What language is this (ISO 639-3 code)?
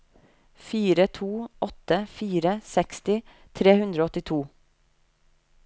nor